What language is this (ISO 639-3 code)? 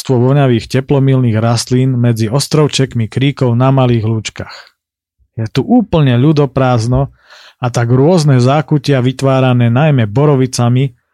slk